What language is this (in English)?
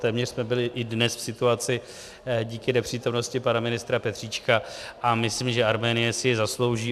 Czech